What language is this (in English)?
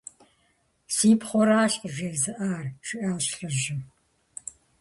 Kabardian